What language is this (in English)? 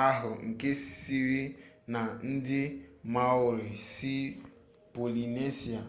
Igbo